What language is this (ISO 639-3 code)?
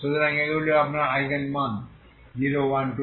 ben